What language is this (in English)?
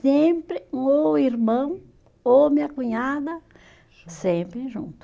Portuguese